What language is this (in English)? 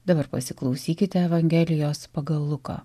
Lithuanian